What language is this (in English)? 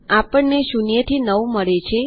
Gujarati